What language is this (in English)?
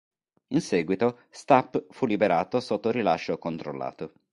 Italian